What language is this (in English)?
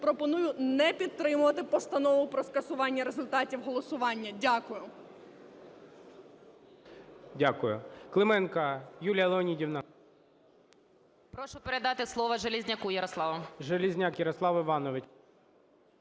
Ukrainian